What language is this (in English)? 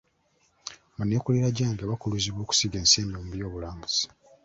Ganda